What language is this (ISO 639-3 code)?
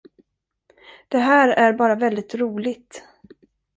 swe